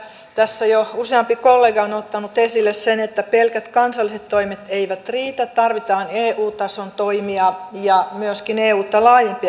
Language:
Finnish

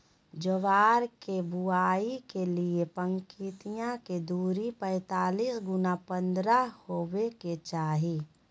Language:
Magahi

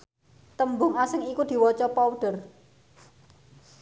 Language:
Javanese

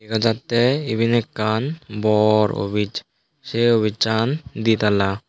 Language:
Chakma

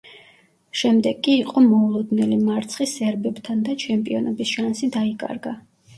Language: Georgian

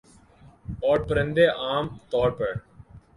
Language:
Urdu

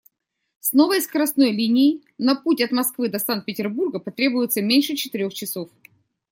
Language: Russian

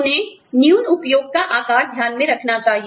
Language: Hindi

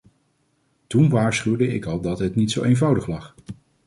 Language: Dutch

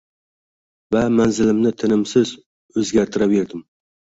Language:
Uzbek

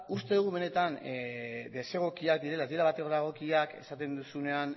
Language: Basque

